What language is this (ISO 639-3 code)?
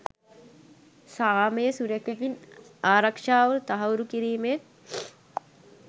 sin